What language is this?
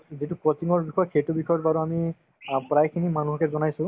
Assamese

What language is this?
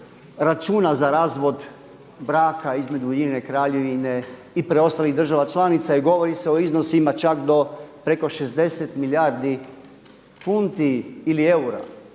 Croatian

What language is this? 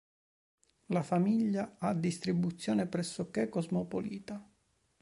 Italian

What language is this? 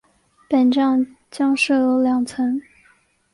Chinese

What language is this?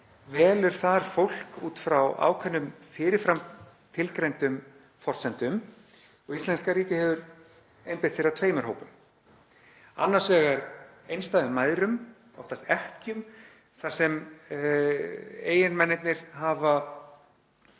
Icelandic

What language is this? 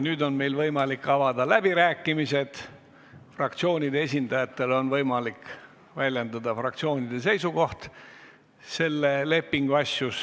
Estonian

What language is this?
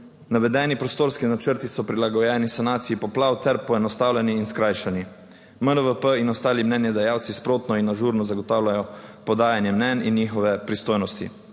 Slovenian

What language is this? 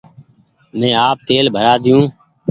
Goaria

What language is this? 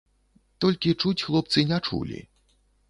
Belarusian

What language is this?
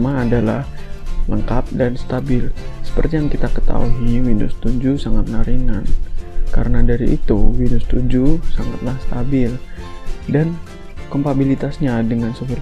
Indonesian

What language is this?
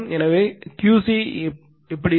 Tamil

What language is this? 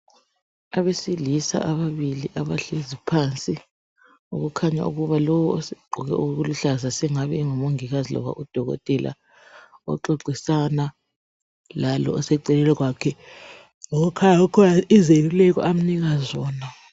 North Ndebele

